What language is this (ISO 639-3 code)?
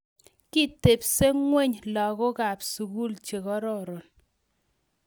kln